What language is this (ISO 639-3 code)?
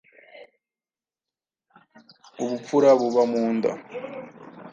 kin